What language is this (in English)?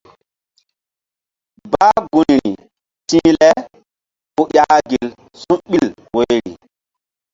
Mbum